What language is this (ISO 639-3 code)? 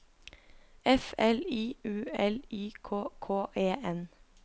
nor